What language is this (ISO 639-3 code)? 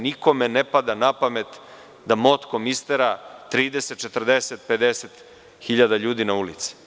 srp